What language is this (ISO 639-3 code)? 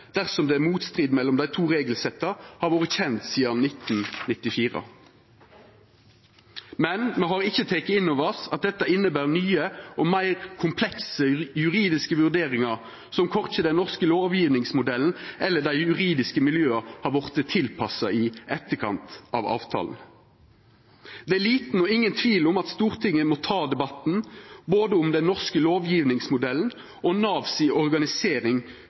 nno